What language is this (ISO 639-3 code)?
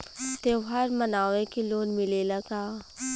bho